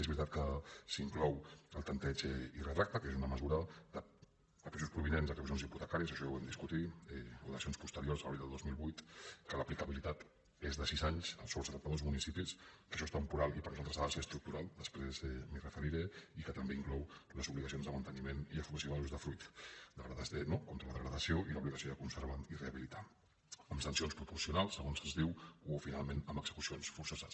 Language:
Catalan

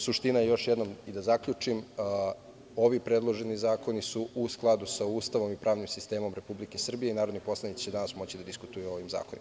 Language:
Serbian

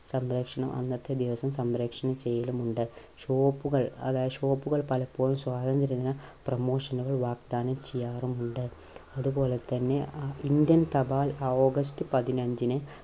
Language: Malayalam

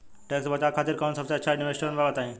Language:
Bhojpuri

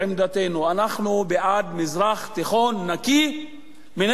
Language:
Hebrew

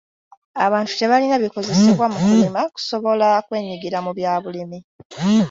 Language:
Ganda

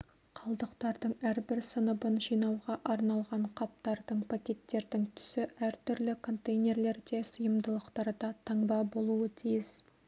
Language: Kazakh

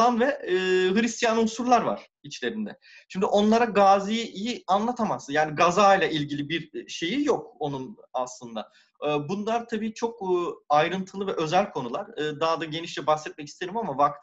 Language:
Turkish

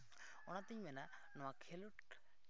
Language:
Santali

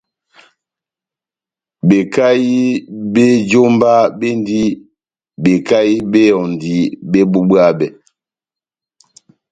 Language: Batanga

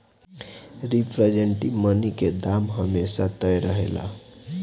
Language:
Bhojpuri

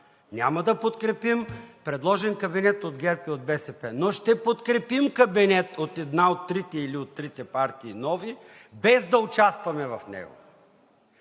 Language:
Bulgarian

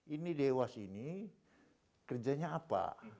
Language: Indonesian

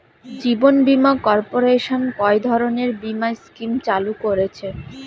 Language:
Bangla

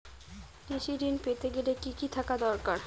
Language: Bangla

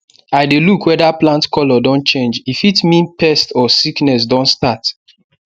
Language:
Nigerian Pidgin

